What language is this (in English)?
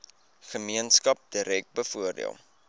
Afrikaans